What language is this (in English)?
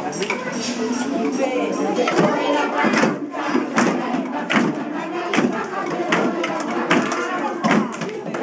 Bulgarian